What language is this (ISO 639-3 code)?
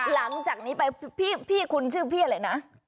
tha